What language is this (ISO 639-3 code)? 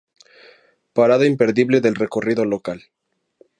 spa